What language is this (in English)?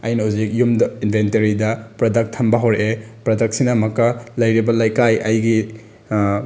Manipuri